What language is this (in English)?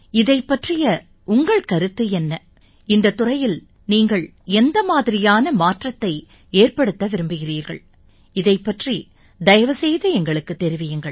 Tamil